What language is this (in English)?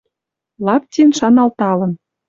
Western Mari